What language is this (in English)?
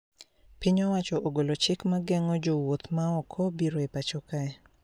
Luo (Kenya and Tanzania)